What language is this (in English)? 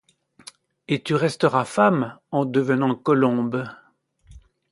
French